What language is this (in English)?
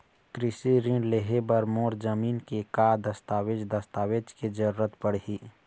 Chhattisgarhi